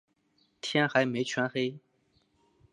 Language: Chinese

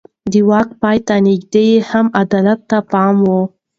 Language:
Pashto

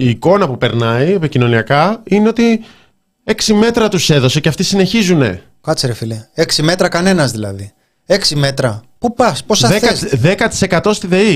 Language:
Greek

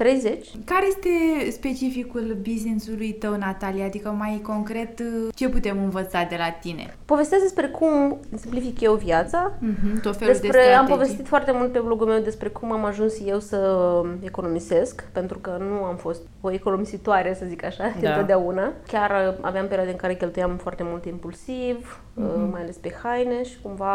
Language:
Romanian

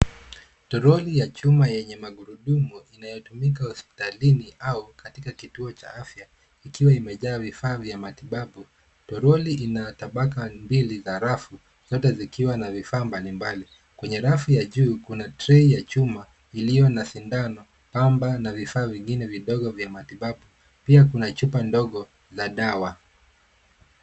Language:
Swahili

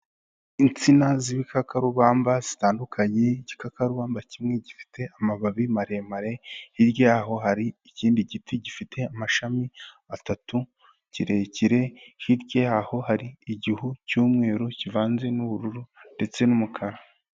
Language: Kinyarwanda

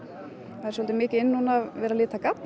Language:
Icelandic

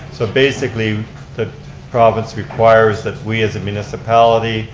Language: English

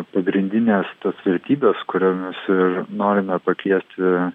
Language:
Lithuanian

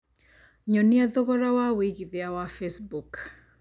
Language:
Kikuyu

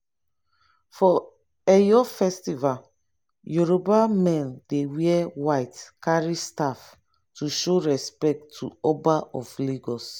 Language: Nigerian Pidgin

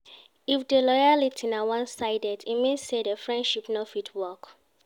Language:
Nigerian Pidgin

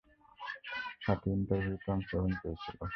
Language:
Bangla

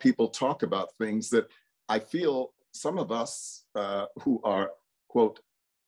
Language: English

